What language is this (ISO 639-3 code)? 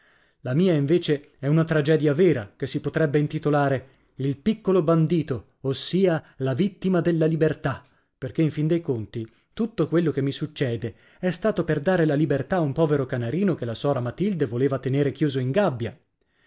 ita